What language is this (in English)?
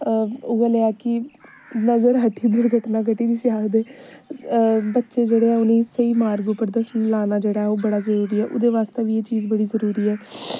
Dogri